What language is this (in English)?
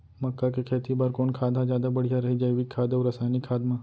Chhattisgarhi